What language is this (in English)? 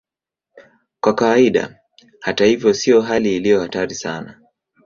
Swahili